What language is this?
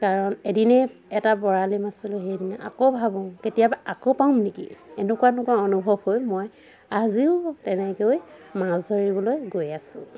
Assamese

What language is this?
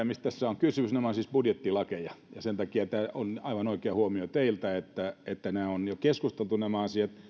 Finnish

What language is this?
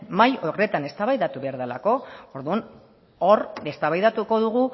Basque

